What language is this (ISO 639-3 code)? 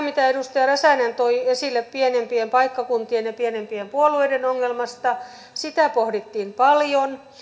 fin